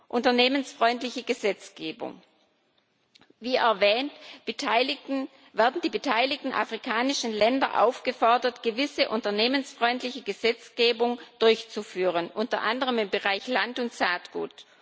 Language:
German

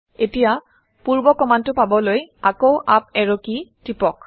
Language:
Assamese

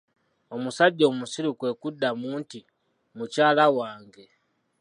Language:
Ganda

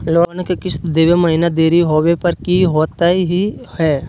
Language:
Magahi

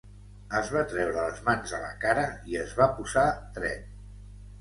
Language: Catalan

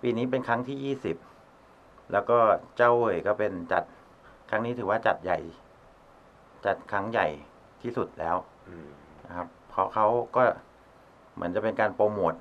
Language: Thai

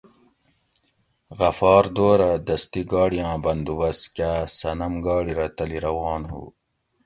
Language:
Gawri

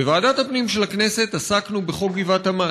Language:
Hebrew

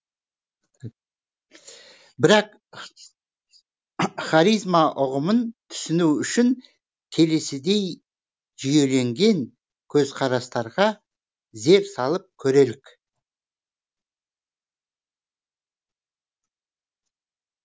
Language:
Kazakh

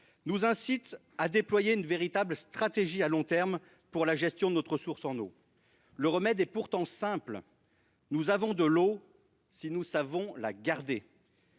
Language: French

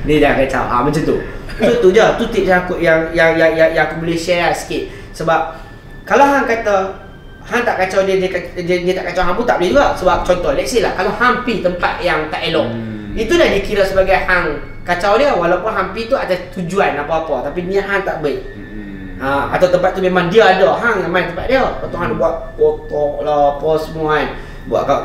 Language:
Malay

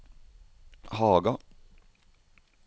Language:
Norwegian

